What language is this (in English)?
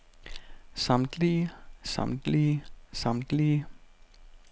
Danish